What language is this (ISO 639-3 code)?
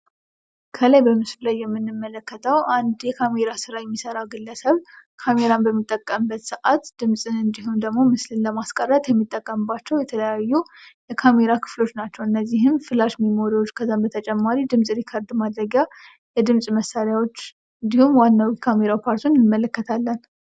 amh